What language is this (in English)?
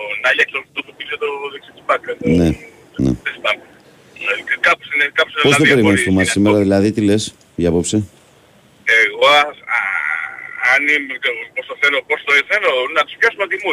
Greek